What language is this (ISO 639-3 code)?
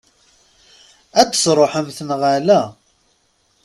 kab